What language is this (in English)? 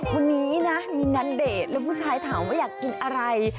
Thai